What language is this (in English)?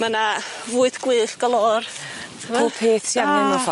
Welsh